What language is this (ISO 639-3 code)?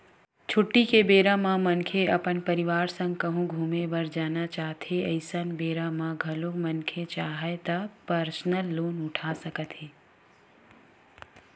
hne